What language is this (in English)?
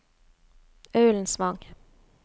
Norwegian